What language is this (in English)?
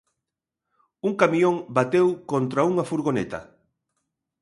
Galician